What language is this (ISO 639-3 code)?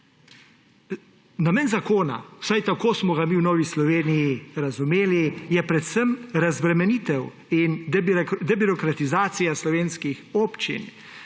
slv